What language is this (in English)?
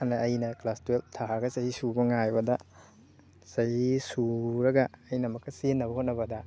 Manipuri